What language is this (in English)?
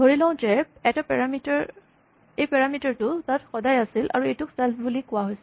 Assamese